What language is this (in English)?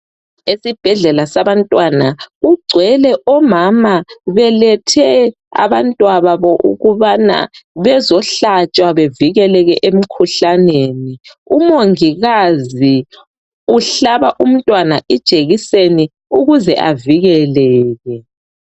North Ndebele